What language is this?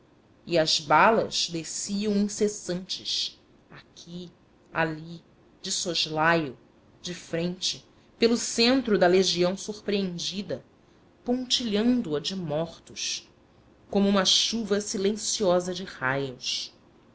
Portuguese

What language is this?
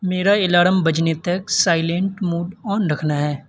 Urdu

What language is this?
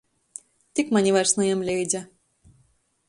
Latgalian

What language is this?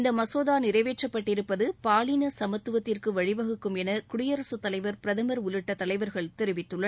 Tamil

